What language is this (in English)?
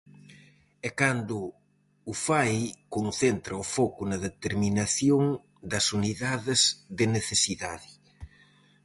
Galician